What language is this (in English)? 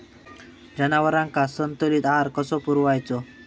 Marathi